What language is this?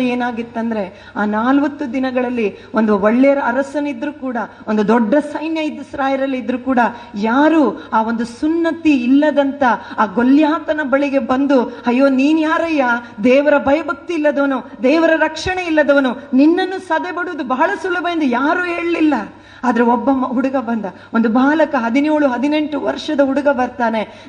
Kannada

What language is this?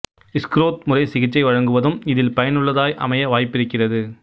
Tamil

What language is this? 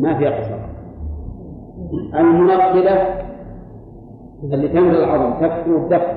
Arabic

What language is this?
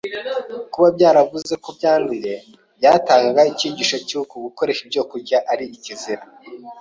Kinyarwanda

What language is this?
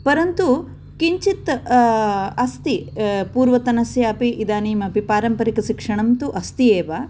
Sanskrit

